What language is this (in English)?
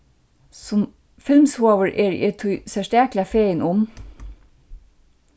Faroese